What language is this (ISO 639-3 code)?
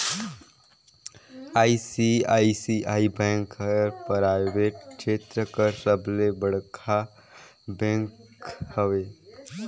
hne